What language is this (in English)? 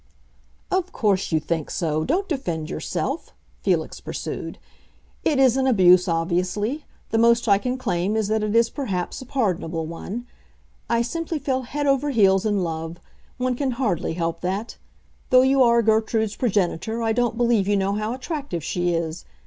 English